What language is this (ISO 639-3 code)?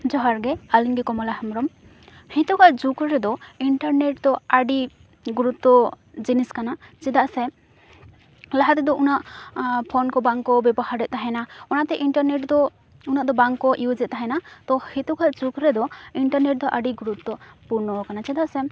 sat